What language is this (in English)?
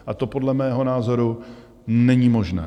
Czech